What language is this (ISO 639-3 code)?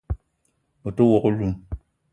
eto